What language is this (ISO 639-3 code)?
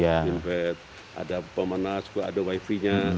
ind